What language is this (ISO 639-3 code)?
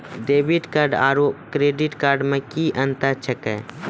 mai